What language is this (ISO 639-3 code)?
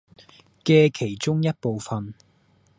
yue